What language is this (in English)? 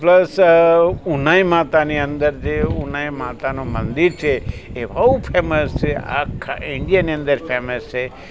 Gujarati